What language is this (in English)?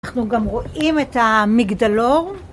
Hebrew